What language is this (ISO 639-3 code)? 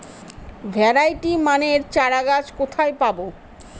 ben